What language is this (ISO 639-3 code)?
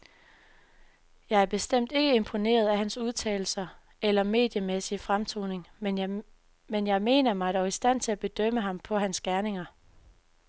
dan